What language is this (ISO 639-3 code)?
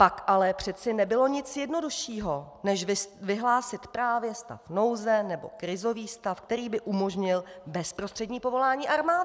ces